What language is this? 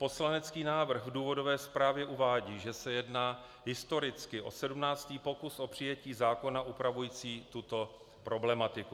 Czech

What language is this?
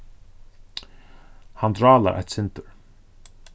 Faroese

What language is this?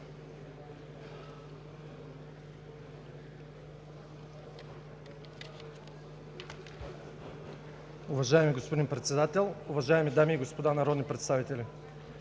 Bulgarian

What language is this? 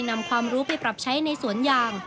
Thai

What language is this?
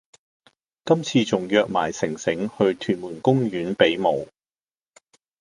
Cantonese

